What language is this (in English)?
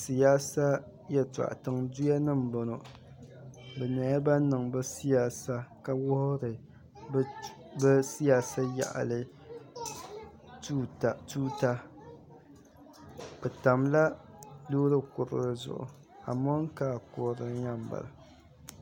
Dagbani